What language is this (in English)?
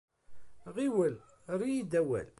Kabyle